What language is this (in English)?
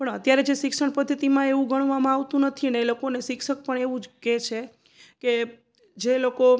Gujarati